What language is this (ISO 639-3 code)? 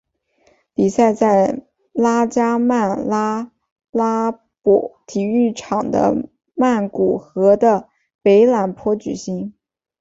zho